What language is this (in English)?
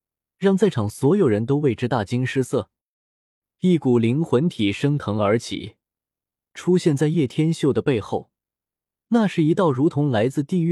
Chinese